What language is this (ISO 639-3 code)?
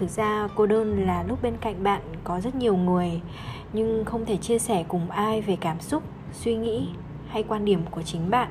vie